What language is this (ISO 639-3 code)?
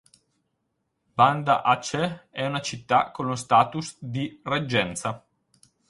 ita